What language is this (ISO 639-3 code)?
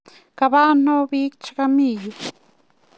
kln